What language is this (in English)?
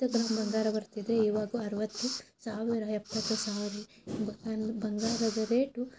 Kannada